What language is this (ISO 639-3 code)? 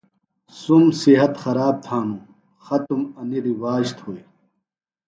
phl